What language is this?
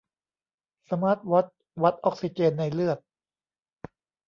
Thai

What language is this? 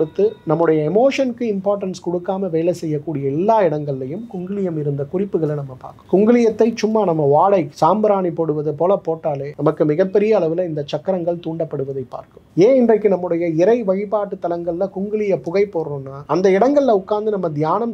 Tamil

